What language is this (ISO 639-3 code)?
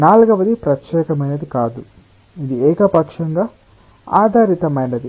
tel